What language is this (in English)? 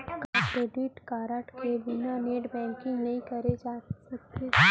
Chhattisgarhi